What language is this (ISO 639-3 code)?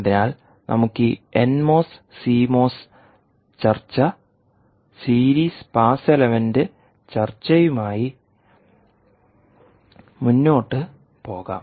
mal